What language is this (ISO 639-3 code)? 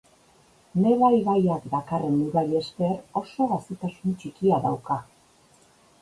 eus